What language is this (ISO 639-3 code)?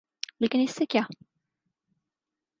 urd